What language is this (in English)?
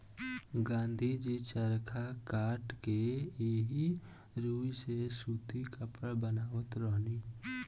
Bhojpuri